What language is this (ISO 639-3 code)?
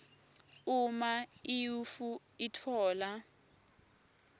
ssw